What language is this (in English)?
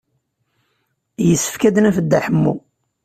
Kabyle